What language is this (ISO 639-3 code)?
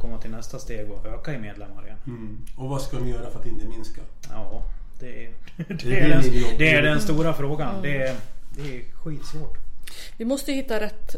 swe